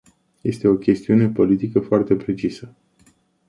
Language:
Romanian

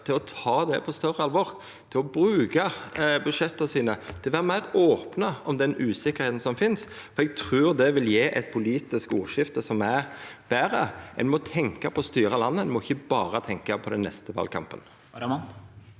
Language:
Norwegian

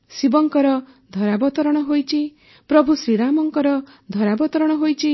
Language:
Odia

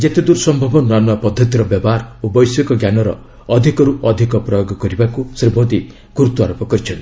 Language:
Odia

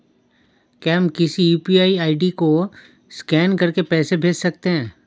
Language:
Hindi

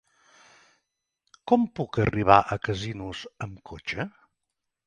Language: Catalan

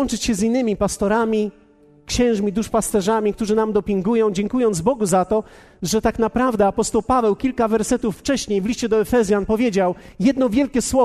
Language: Polish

